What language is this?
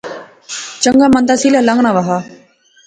Pahari-Potwari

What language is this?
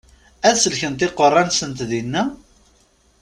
Kabyle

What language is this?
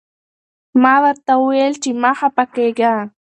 Pashto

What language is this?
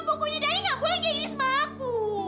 Indonesian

